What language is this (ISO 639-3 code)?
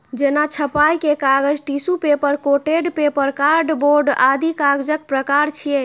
mai